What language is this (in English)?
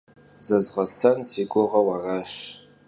Kabardian